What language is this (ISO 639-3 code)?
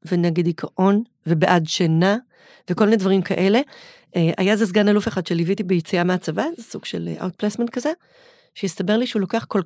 heb